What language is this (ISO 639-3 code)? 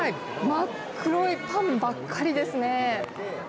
jpn